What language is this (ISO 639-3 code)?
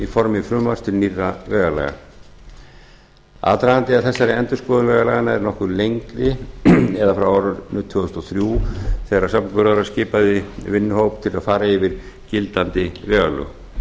isl